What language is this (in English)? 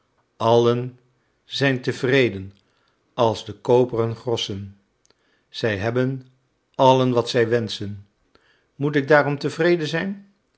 Dutch